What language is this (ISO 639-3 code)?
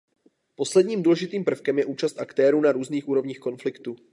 ces